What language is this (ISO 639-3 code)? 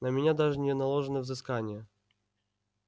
rus